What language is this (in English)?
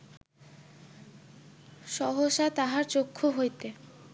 Bangla